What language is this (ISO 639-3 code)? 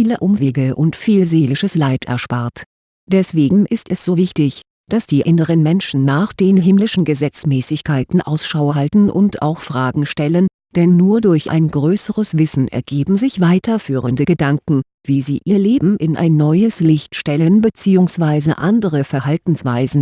deu